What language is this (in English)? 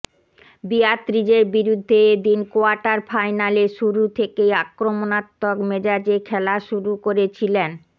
Bangla